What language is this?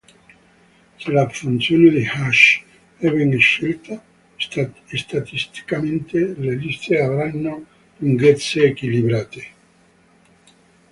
Italian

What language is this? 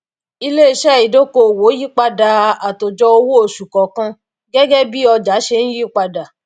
Yoruba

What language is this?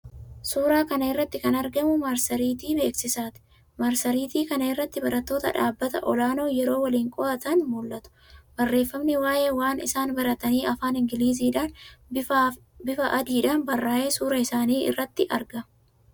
Oromo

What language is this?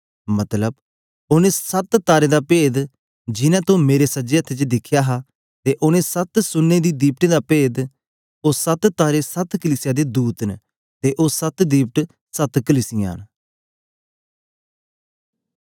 Dogri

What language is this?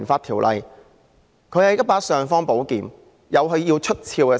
Cantonese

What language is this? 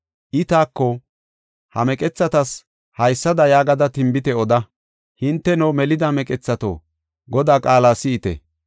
Gofa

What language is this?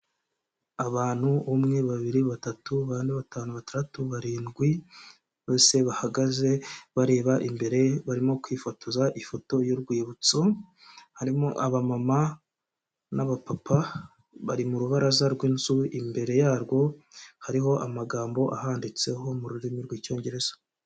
Kinyarwanda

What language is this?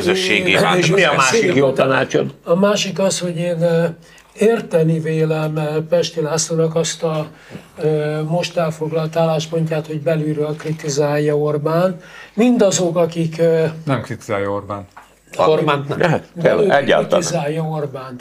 Hungarian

